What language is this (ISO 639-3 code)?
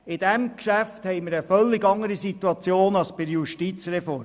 gsw